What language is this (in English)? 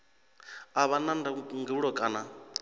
Venda